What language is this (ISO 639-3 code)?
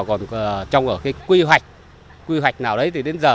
vie